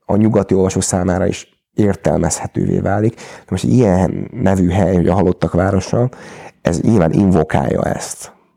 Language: Hungarian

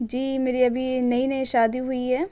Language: Urdu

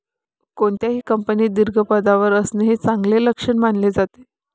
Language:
Marathi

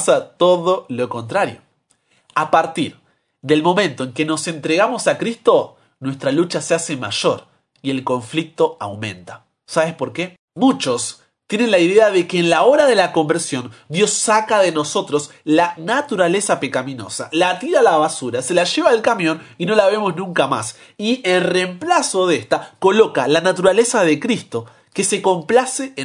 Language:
Spanish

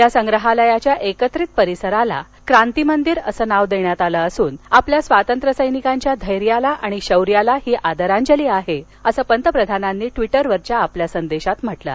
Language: Marathi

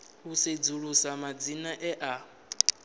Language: Venda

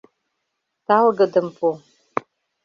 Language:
Mari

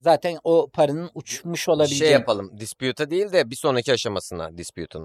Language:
Turkish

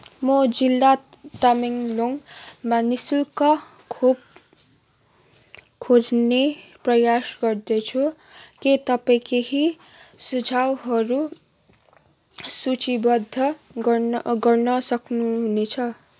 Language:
Nepali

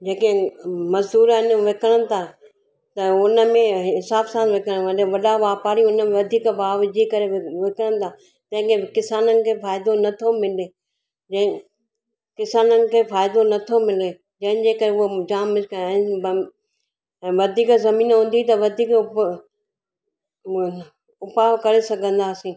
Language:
Sindhi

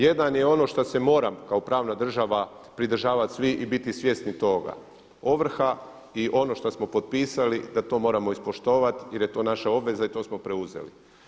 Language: Croatian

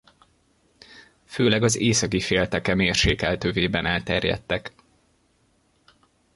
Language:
Hungarian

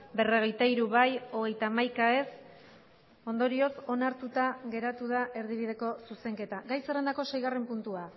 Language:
Basque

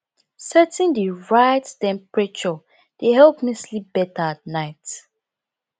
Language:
Nigerian Pidgin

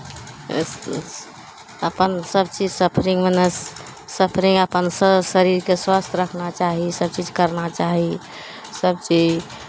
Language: Maithili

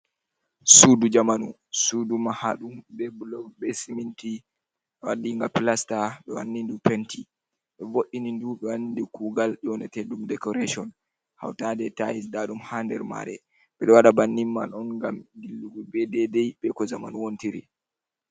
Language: Fula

